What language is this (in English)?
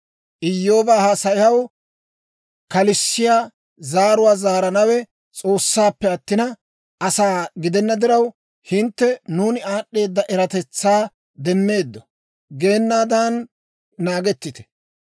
Dawro